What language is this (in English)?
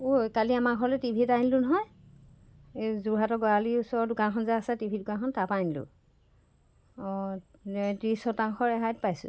Assamese